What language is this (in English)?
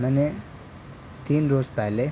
Urdu